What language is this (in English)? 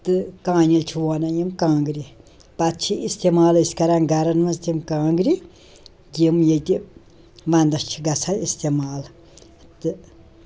Kashmiri